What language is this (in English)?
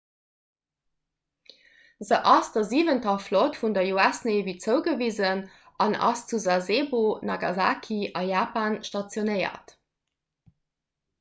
Luxembourgish